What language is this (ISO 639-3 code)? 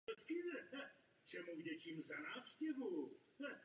ces